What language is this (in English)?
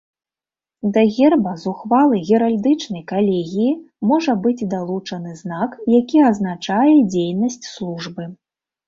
Belarusian